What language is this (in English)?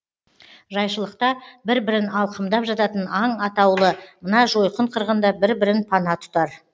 Kazakh